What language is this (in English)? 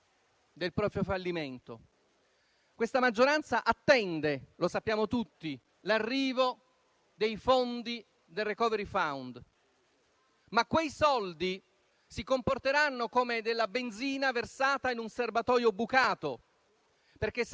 Italian